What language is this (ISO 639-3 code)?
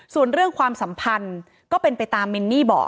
tha